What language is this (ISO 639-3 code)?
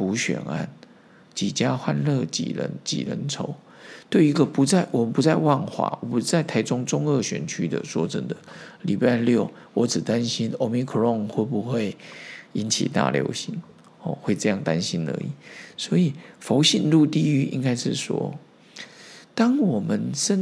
zho